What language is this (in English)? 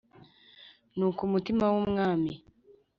Kinyarwanda